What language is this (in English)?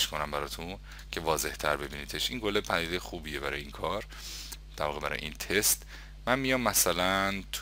Persian